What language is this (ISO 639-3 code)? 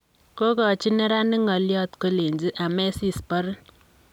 kln